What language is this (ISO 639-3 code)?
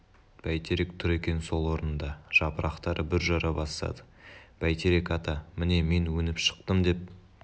kaz